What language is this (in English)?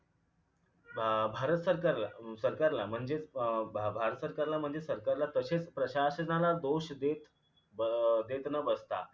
Marathi